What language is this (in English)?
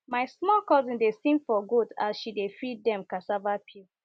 Nigerian Pidgin